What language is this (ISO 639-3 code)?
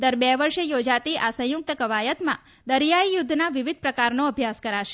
guj